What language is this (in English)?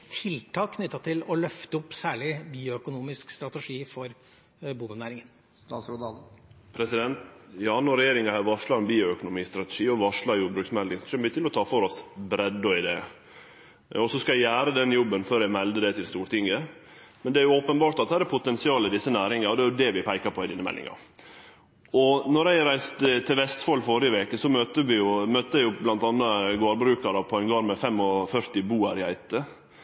Norwegian